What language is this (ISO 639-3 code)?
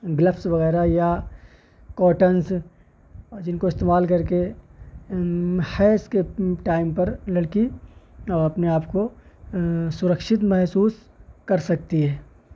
urd